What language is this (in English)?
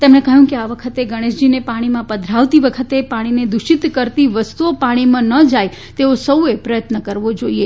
Gujarati